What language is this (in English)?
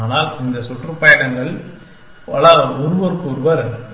Tamil